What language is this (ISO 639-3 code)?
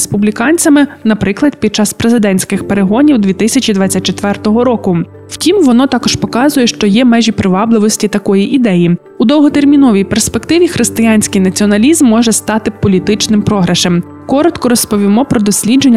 ukr